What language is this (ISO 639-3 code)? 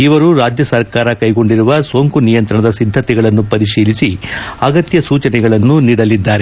kan